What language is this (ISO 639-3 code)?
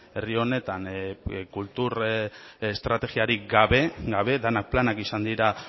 eus